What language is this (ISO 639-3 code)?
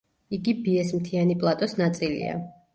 kat